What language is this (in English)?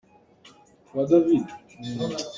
Hakha Chin